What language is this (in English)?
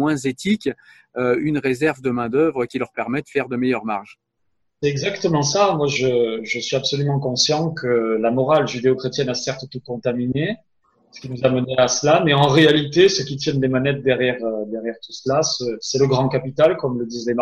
French